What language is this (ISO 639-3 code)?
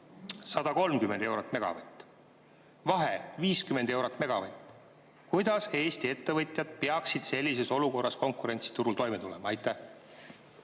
est